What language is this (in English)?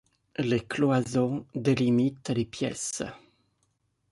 French